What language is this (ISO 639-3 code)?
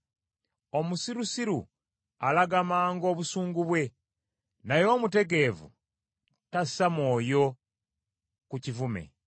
lug